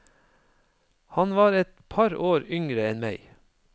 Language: Norwegian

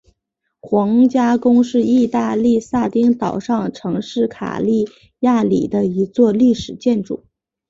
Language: Chinese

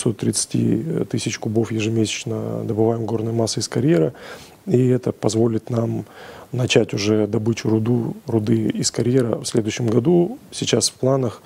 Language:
Russian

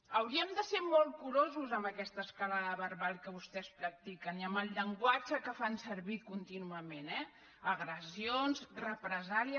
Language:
Catalan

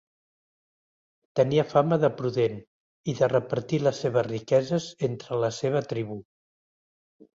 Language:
Catalan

